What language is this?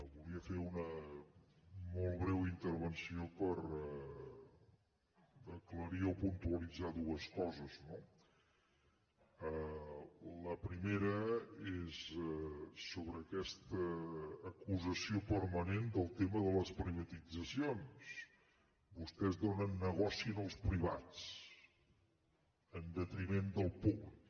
Catalan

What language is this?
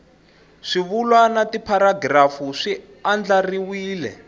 Tsonga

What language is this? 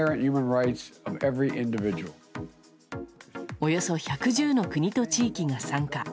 Japanese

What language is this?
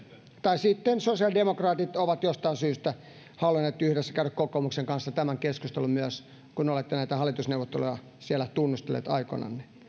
Finnish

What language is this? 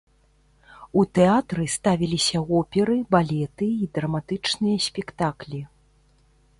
Belarusian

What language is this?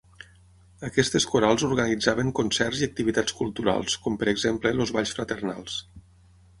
Catalan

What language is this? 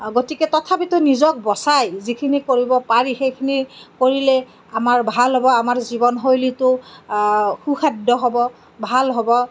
Assamese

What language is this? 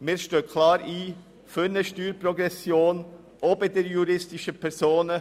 Swiss German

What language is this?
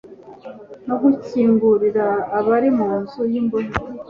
Kinyarwanda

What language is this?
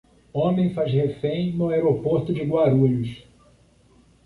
Portuguese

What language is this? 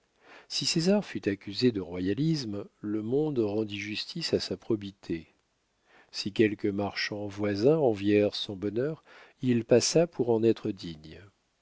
French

